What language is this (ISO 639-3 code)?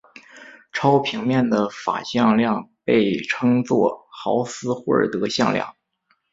zho